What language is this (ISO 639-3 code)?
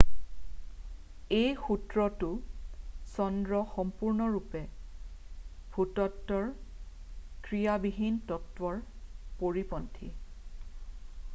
asm